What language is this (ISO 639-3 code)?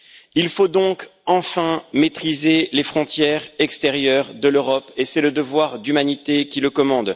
fra